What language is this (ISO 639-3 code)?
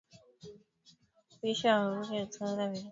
swa